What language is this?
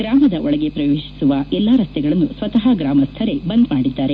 Kannada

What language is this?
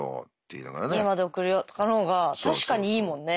Japanese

